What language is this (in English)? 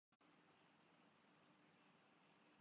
Urdu